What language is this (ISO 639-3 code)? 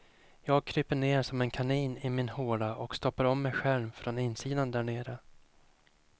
swe